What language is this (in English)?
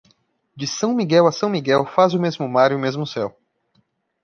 Portuguese